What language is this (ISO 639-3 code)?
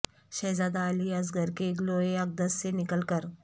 urd